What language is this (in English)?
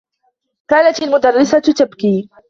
Arabic